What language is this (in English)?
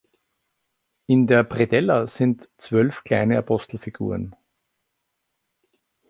German